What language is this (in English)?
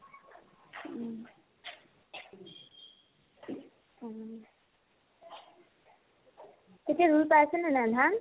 Assamese